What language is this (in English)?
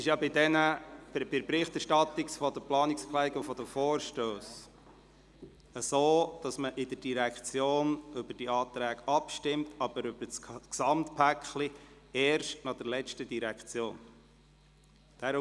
Swiss German